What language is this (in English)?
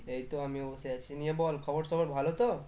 Bangla